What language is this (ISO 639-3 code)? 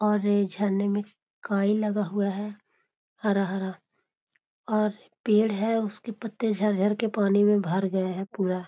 mag